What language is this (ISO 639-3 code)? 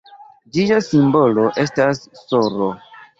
epo